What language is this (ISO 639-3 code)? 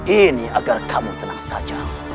ind